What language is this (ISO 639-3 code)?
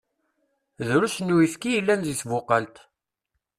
kab